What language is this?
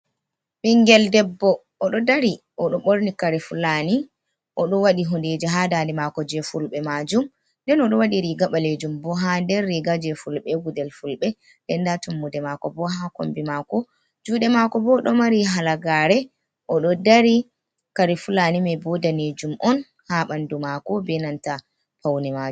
Fula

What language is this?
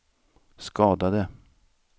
Swedish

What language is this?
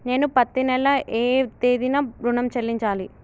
Telugu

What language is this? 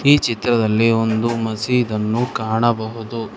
Kannada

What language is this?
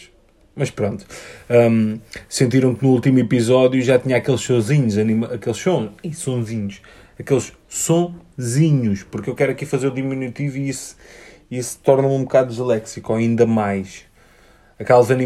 Portuguese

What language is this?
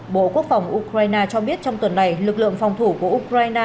Vietnamese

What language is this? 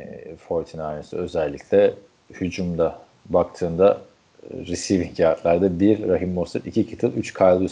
Turkish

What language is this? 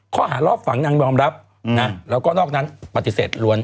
Thai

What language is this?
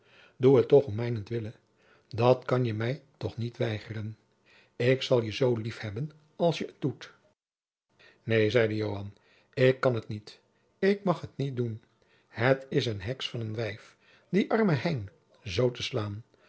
Dutch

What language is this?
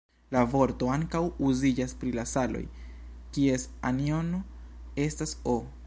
Esperanto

